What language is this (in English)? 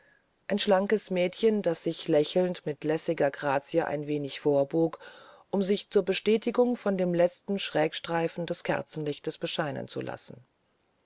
German